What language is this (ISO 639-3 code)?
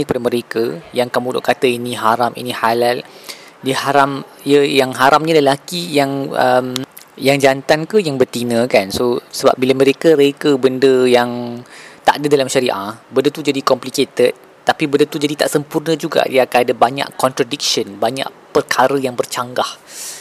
msa